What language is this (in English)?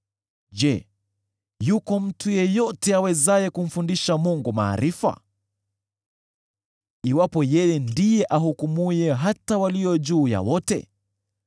Swahili